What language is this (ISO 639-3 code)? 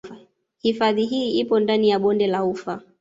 swa